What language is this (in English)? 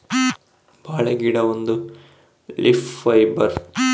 Kannada